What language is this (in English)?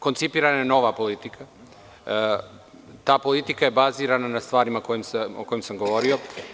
Serbian